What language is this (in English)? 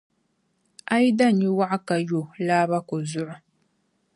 Dagbani